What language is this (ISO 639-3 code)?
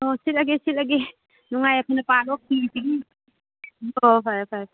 mni